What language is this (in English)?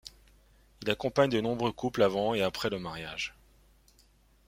French